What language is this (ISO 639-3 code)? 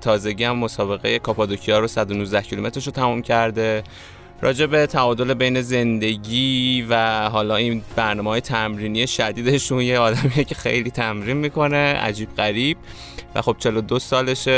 fas